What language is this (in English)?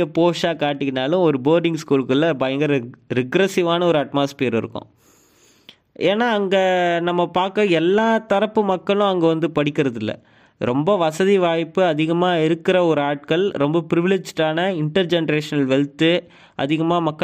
Tamil